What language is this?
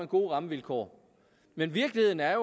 Danish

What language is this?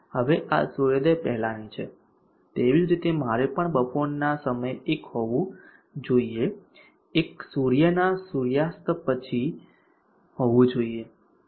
Gujarati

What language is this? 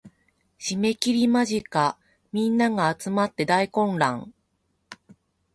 Japanese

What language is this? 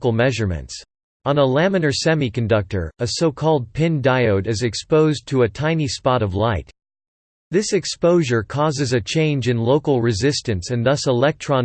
English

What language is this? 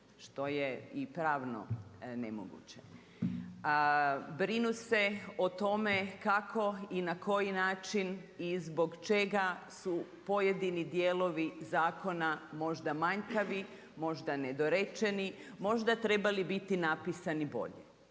Croatian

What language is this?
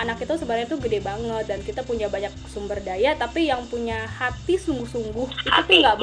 Indonesian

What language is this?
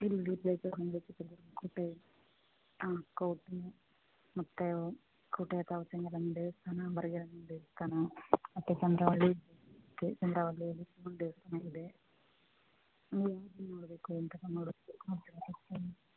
Kannada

